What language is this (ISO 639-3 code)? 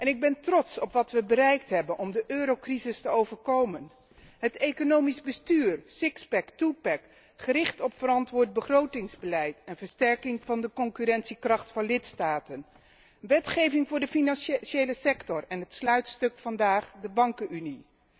nld